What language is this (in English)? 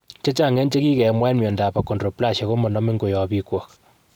Kalenjin